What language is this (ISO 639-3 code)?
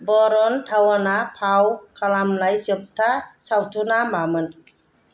brx